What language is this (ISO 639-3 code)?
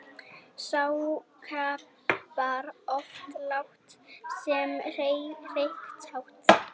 isl